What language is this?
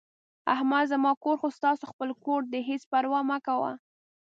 Pashto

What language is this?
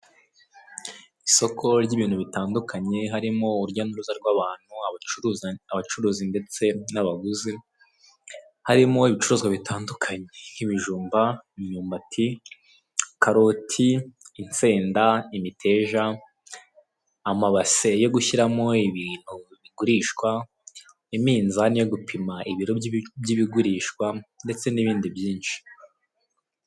Kinyarwanda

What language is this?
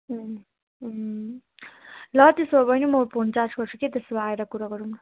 Nepali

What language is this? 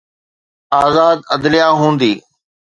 Sindhi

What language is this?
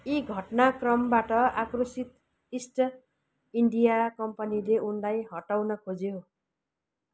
Nepali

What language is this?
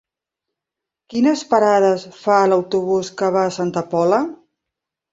Catalan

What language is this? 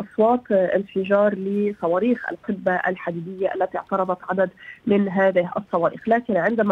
Arabic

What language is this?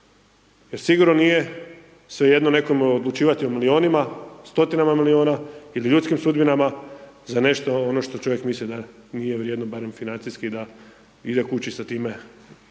Croatian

